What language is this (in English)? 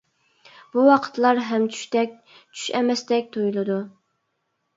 Uyghur